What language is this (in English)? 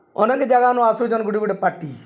Odia